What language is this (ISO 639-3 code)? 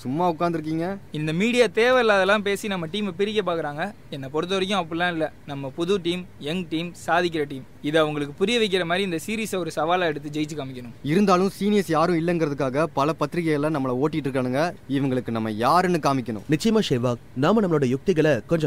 tam